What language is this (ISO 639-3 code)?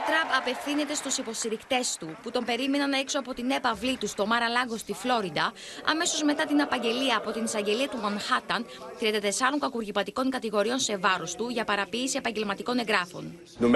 ell